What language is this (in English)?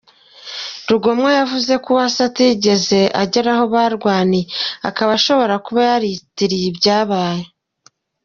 Kinyarwanda